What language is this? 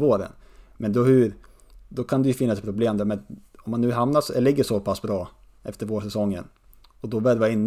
Swedish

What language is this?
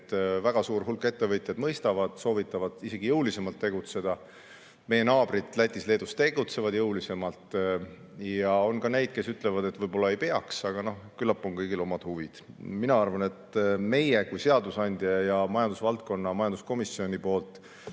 Estonian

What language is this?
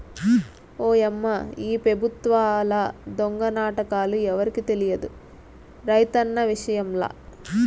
Telugu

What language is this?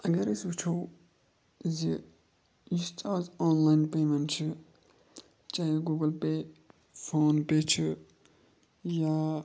Kashmiri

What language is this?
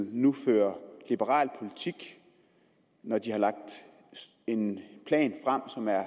Danish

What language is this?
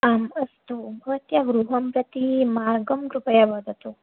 Sanskrit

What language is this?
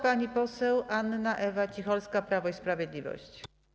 Polish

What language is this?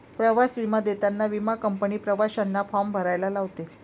Marathi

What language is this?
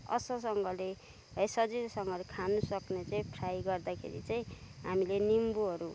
Nepali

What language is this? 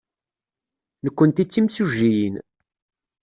Kabyle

